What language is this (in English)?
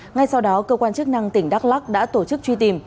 Vietnamese